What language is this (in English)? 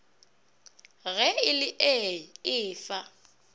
Northern Sotho